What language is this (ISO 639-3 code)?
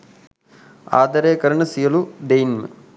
sin